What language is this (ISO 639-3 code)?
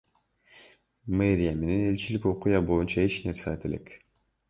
kir